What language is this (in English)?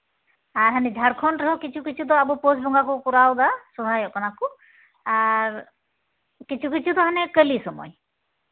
Santali